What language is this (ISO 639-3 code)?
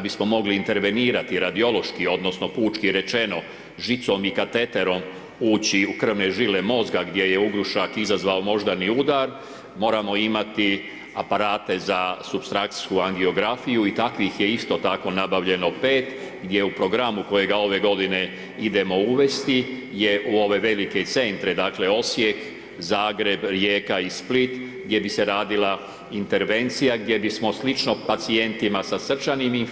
hrv